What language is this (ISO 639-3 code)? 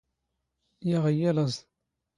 zgh